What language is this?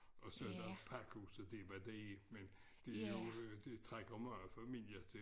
Danish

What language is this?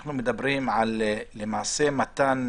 Hebrew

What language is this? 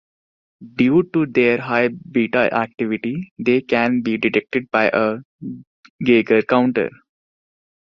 English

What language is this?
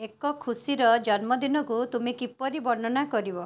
Odia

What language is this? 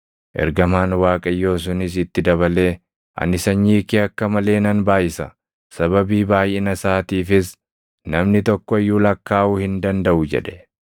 Oromo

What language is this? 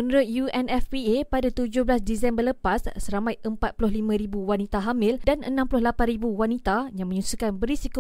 Malay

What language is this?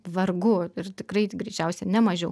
Lithuanian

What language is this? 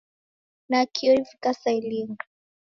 Taita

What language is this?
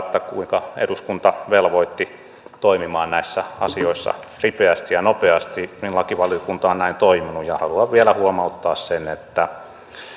Finnish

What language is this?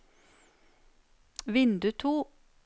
Norwegian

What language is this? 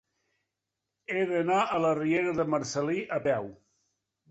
Catalan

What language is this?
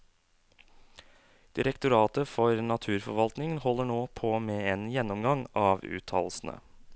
Norwegian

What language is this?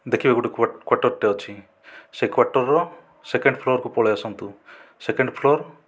Odia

